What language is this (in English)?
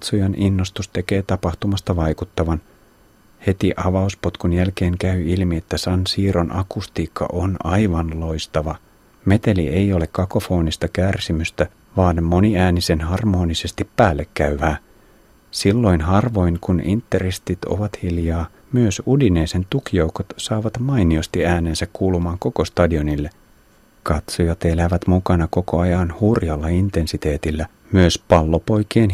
Finnish